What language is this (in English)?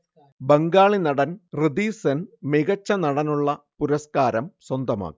Malayalam